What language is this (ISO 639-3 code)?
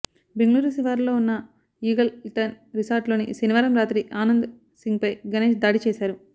tel